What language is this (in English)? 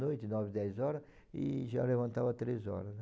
Portuguese